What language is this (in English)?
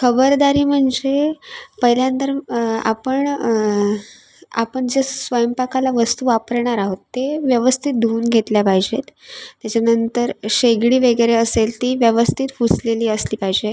Marathi